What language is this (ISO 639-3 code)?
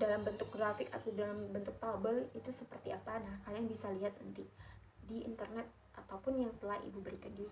ind